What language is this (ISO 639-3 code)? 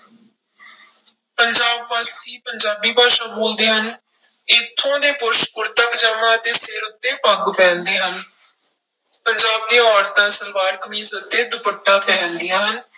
pan